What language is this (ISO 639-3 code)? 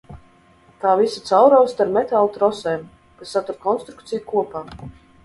lav